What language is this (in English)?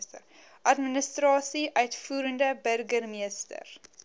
Afrikaans